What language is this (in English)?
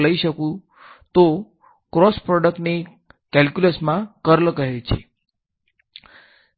Gujarati